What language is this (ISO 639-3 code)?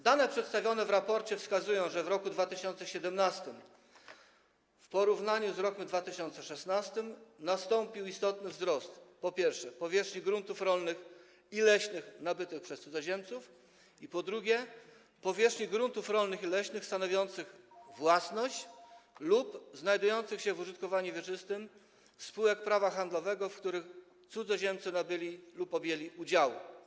pol